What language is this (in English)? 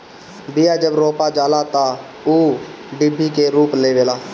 Bhojpuri